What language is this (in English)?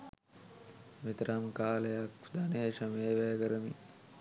Sinhala